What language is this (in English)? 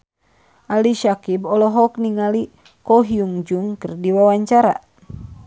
Sundanese